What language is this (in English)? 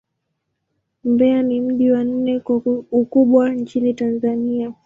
Swahili